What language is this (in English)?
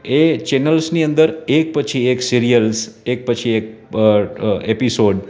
Gujarati